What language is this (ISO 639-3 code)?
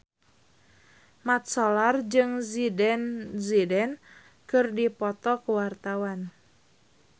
sun